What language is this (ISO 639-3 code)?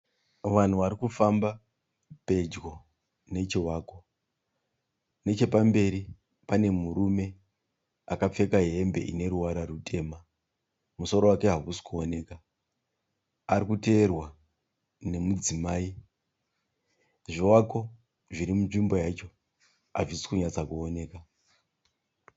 sna